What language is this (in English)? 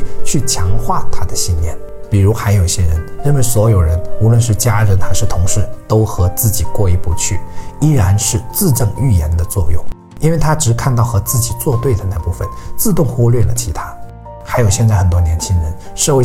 Chinese